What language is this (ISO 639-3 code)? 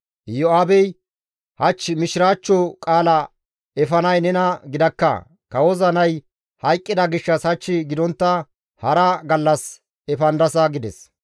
gmv